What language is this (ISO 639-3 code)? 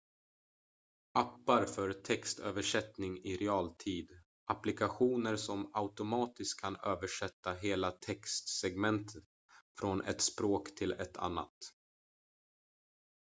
swe